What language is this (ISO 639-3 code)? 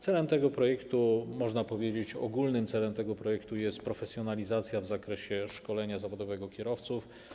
pol